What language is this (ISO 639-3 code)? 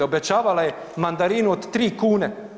hrv